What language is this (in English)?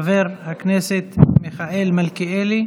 Hebrew